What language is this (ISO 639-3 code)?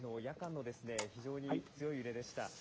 jpn